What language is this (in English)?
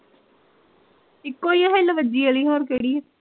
Punjabi